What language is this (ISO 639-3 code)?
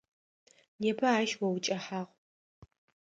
ady